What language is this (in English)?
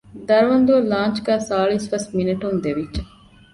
Divehi